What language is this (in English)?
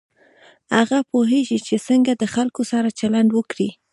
Pashto